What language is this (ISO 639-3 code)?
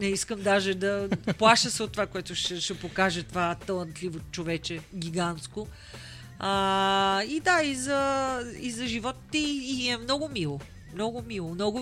bul